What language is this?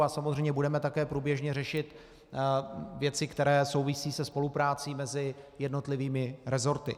Czech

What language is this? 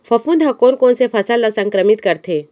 Chhattisgarhi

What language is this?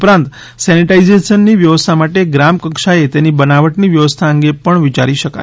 Gujarati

